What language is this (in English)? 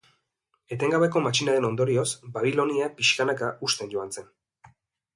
Basque